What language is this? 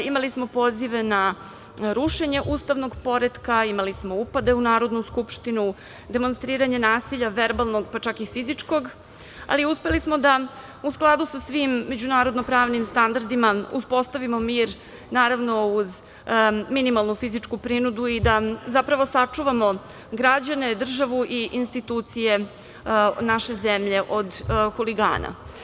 Serbian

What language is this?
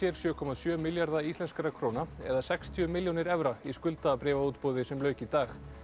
Icelandic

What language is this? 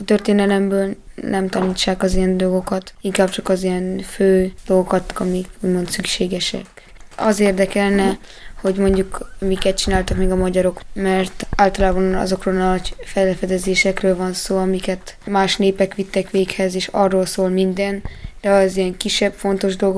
Hungarian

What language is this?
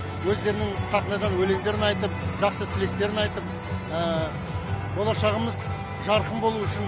Kazakh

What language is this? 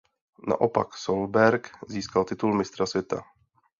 Czech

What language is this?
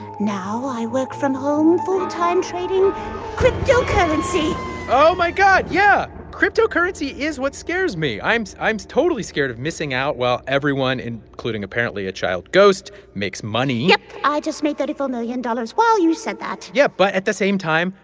English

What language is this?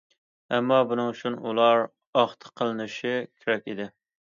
Uyghur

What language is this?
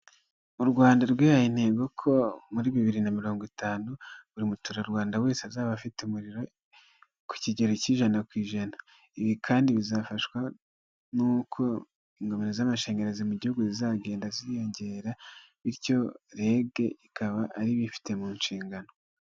Kinyarwanda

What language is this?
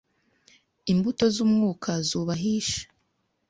Kinyarwanda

